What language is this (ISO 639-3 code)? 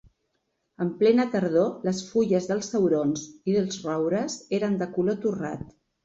cat